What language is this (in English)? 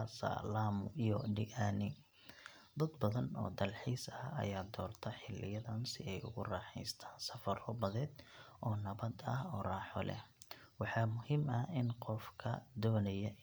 Somali